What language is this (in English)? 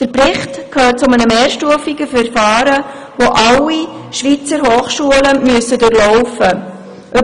Swiss German